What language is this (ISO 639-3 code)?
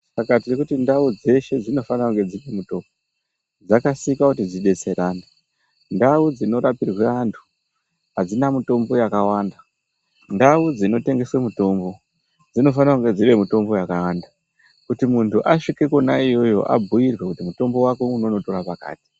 ndc